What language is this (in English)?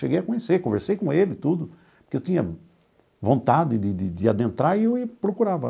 Portuguese